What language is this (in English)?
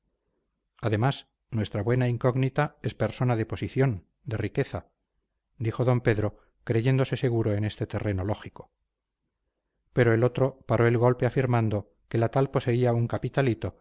Spanish